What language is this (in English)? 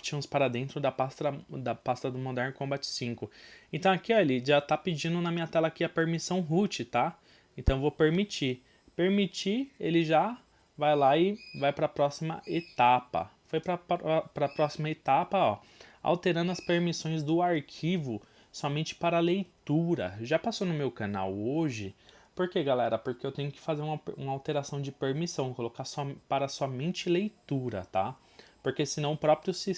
Portuguese